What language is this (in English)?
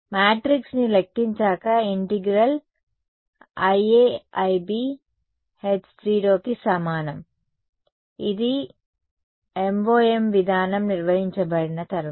Telugu